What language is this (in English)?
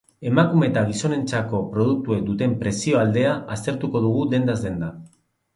Basque